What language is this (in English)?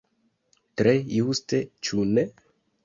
Esperanto